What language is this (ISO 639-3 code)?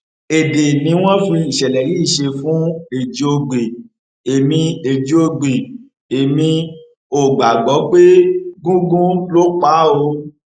yor